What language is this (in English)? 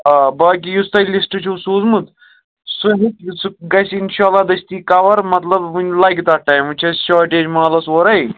Kashmiri